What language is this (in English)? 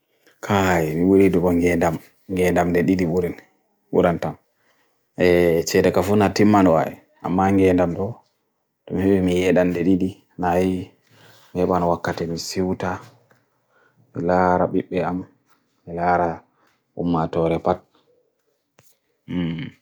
Bagirmi Fulfulde